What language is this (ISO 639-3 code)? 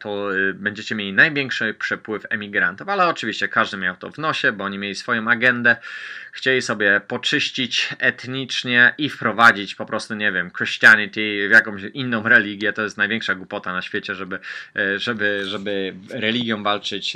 pol